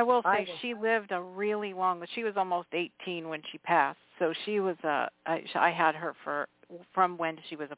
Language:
English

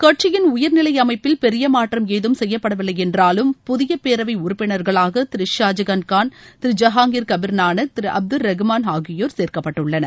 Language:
Tamil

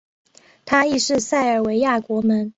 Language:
Chinese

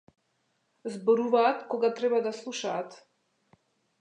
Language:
Macedonian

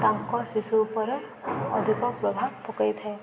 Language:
Odia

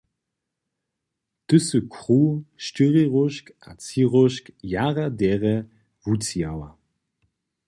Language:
Upper Sorbian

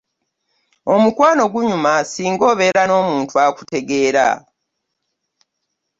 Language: Ganda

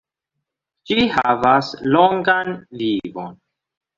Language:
Esperanto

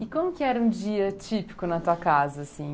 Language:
Portuguese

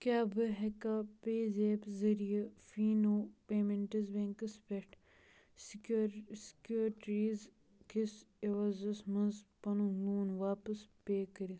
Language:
Kashmiri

